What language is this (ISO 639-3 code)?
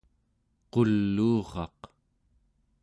esu